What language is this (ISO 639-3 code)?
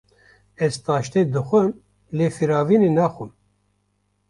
kur